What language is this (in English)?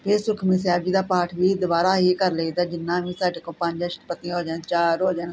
Punjabi